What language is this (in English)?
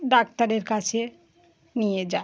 Bangla